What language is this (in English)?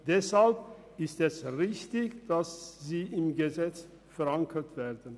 Swiss German